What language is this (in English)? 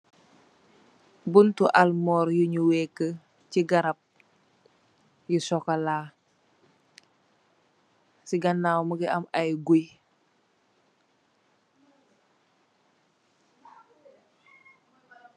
Wolof